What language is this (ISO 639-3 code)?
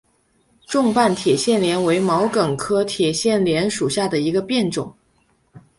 zho